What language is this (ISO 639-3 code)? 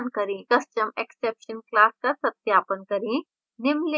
hin